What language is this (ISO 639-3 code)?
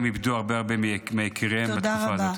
heb